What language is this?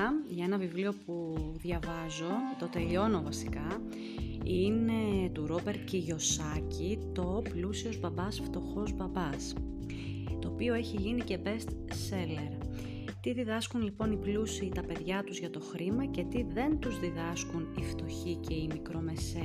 Greek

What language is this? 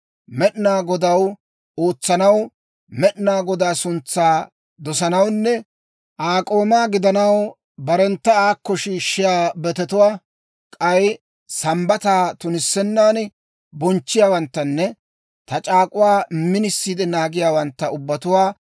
Dawro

